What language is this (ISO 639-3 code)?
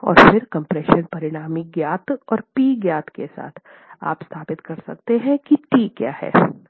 hin